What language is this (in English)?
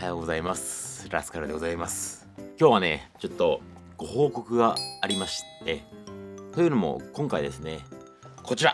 Japanese